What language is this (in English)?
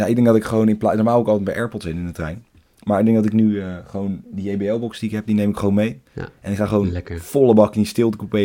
Dutch